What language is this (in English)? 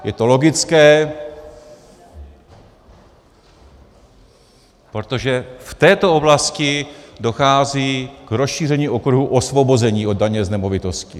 Czech